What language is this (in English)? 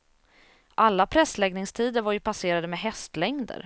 Swedish